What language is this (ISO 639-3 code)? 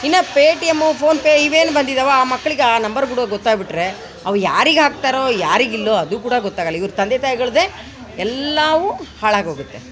kan